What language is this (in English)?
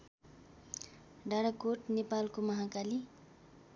Nepali